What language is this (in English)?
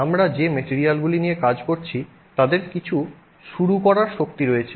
Bangla